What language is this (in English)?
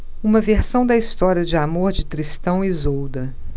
Portuguese